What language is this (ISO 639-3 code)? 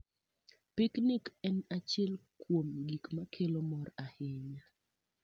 luo